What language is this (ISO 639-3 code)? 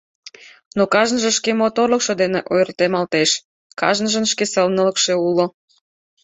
chm